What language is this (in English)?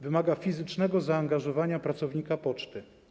Polish